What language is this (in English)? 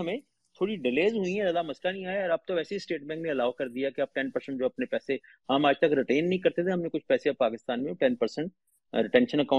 Urdu